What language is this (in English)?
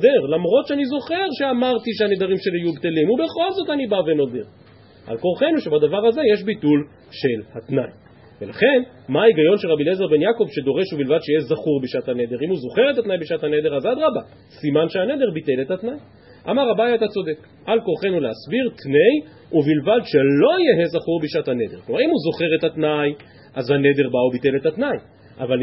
Hebrew